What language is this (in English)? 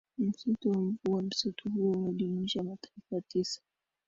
Swahili